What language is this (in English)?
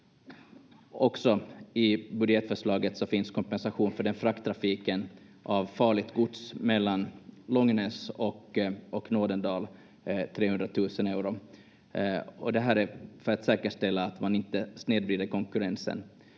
Finnish